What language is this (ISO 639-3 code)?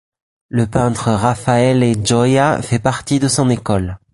fra